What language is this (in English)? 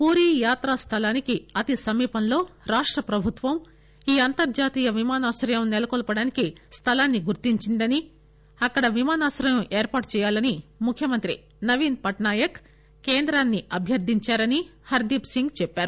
Telugu